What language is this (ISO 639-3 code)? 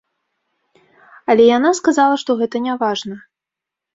bel